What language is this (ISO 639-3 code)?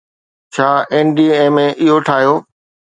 snd